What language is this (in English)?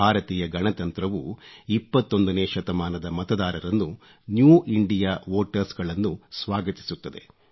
Kannada